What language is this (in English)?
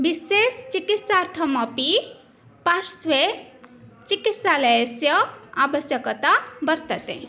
Sanskrit